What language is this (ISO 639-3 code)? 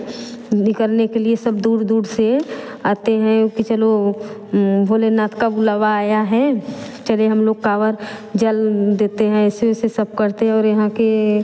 hin